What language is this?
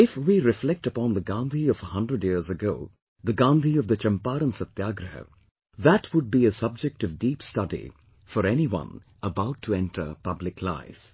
English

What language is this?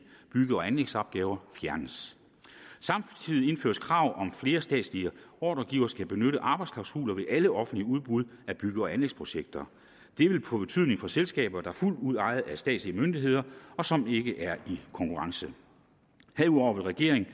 Danish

